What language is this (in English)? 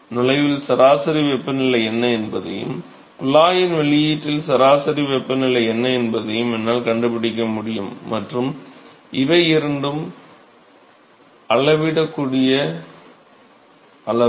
Tamil